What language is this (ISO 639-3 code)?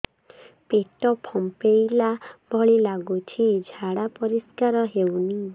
ori